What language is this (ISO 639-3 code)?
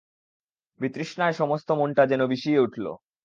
ben